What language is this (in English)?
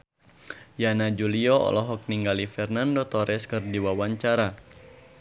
Sundanese